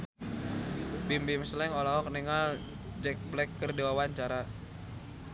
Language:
Sundanese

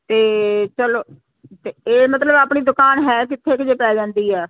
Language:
Punjabi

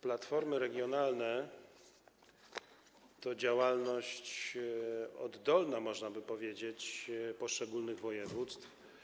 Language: Polish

